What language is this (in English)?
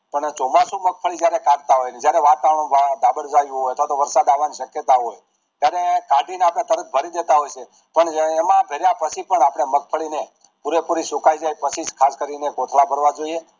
Gujarati